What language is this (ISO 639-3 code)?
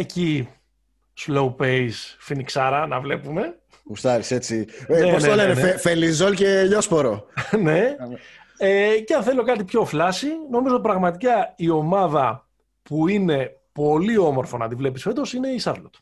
ell